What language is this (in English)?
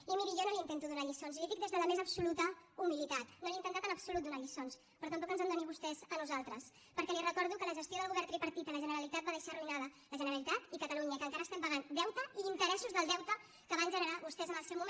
Catalan